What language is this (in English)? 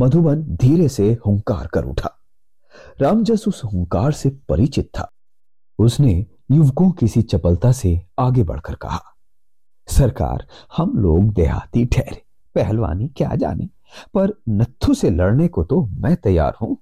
Hindi